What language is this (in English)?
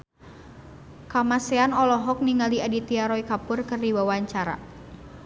Sundanese